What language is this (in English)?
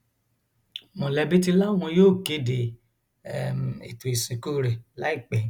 Yoruba